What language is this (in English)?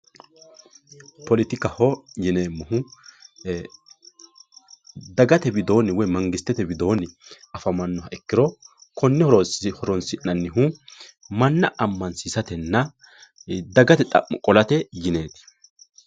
Sidamo